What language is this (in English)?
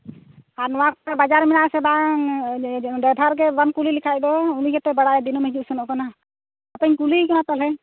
Santali